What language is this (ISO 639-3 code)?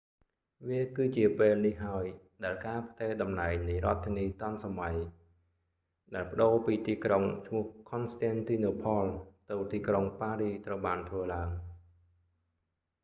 khm